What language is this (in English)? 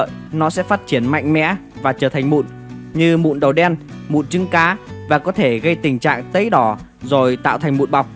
Vietnamese